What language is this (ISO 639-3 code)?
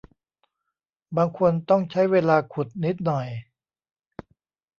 tha